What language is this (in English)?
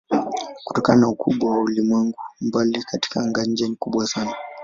Swahili